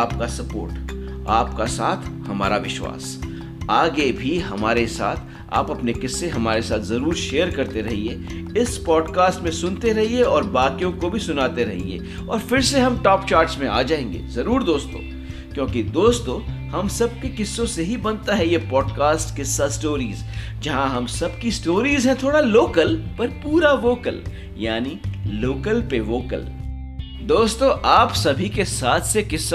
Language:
Hindi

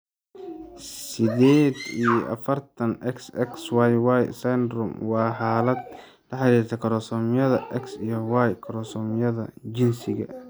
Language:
Somali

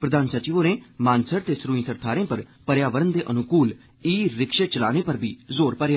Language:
Dogri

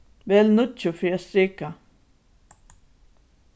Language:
Faroese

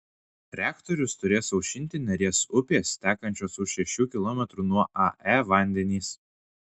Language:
Lithuanian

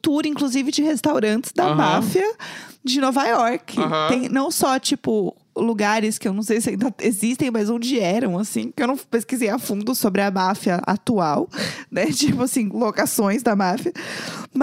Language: Portuguese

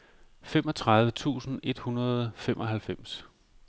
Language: Danish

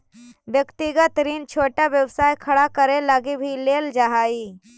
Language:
Magahi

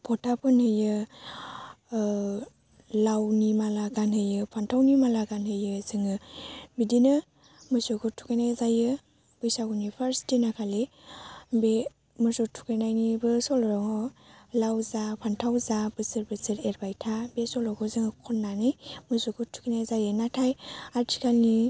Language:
Bodo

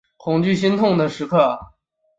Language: Chinese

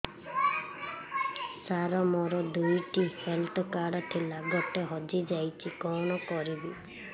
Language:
Odia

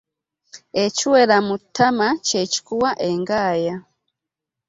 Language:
Ganda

